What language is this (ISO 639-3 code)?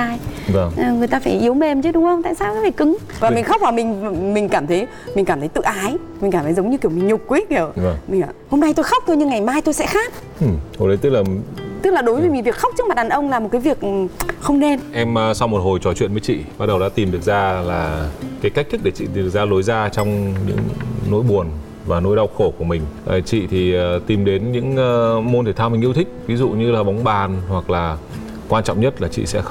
vie